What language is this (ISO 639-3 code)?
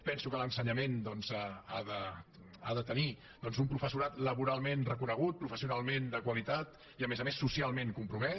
cat